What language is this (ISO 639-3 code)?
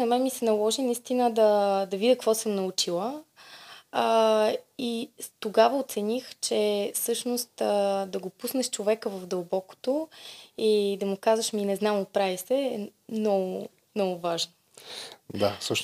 bul